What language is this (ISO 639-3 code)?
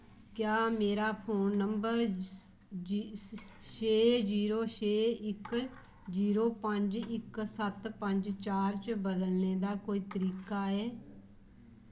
doi